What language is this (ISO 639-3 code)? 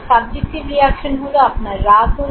ben